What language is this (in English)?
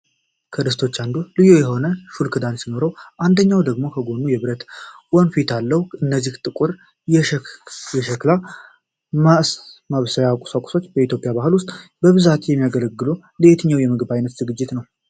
Amharic